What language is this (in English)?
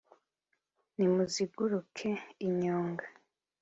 Kinyarwanda